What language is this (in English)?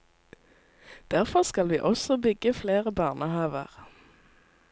Norwegian